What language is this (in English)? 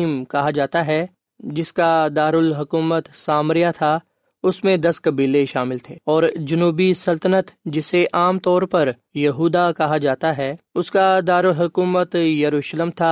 Urdu